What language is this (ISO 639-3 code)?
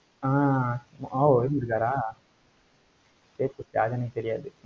tam